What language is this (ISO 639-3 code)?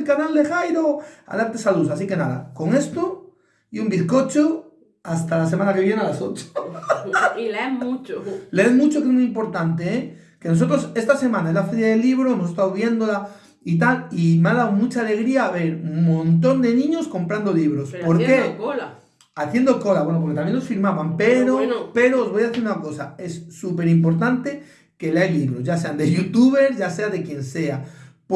spa